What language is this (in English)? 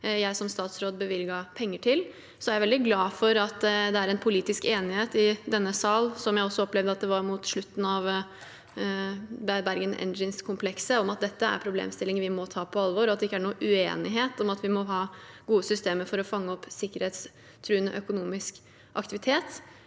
Norwegian